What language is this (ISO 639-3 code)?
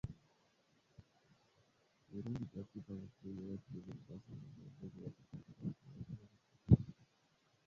swa